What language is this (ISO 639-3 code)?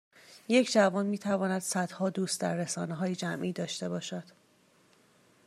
fas